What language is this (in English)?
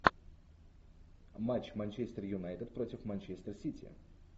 Russian